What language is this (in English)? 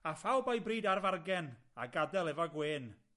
Welsh